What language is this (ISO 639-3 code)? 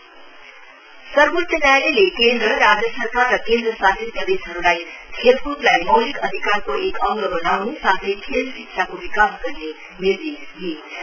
nep